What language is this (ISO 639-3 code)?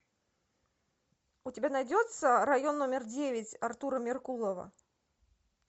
rus